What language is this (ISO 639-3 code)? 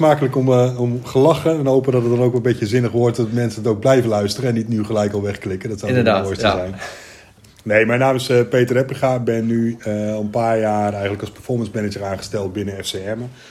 nld